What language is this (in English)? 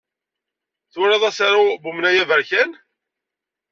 Kabyle